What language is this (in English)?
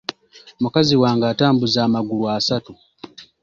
Ganda